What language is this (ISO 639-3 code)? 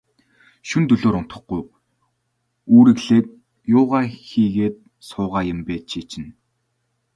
mon